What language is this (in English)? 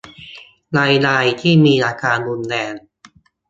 Thai